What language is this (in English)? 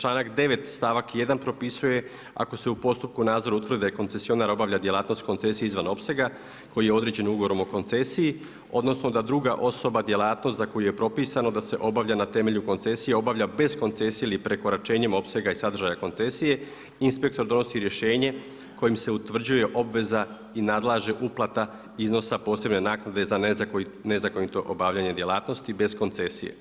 Croatian